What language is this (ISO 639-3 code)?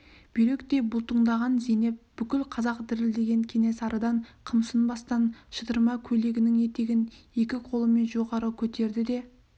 kaz